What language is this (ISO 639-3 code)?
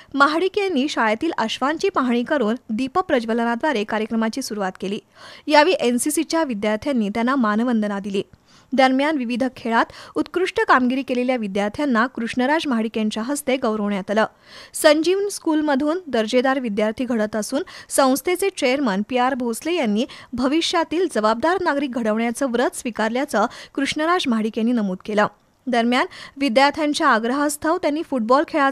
mar